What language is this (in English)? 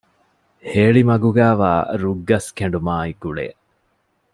Divehi